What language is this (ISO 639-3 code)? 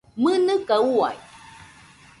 hux